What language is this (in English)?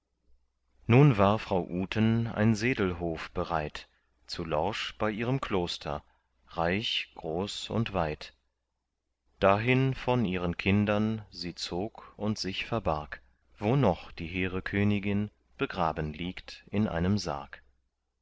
German